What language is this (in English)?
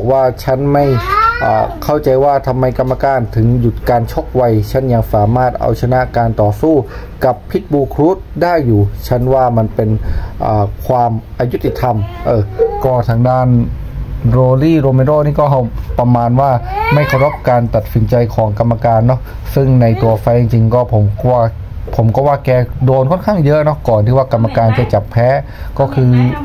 Thai